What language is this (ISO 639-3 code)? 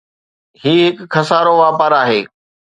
snd